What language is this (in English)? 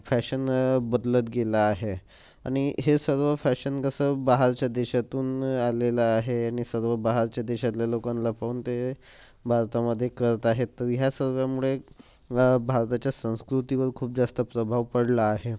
Marathi